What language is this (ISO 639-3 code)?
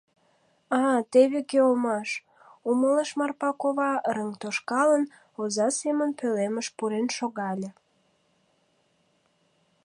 chm